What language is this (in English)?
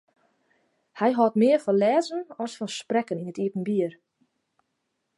Western Frisian